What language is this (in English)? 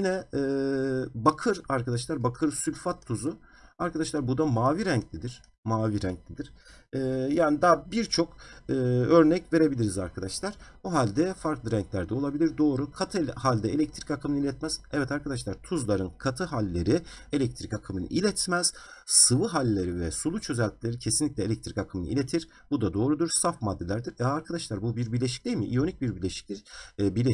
Turkish